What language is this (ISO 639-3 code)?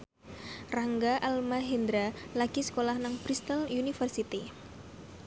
jav